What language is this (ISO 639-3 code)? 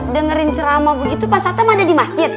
ind